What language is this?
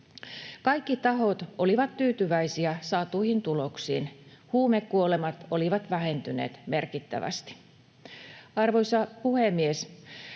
Finnish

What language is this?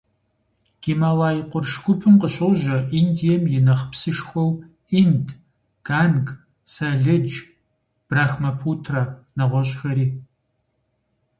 Kabardian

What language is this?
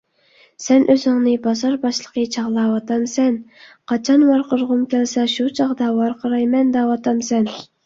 Uyghur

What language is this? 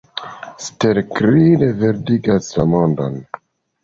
Esperanto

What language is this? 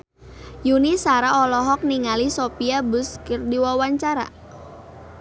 Sundanese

